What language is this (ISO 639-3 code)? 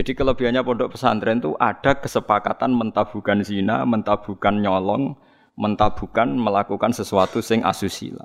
ind